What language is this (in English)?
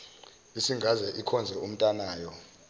Zulu